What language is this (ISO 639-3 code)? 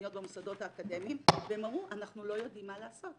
heb